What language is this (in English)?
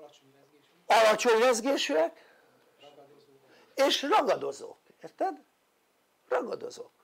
Hungarian